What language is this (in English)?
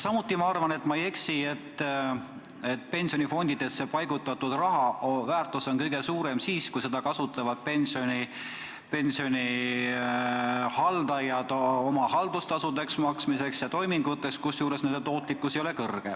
Estonian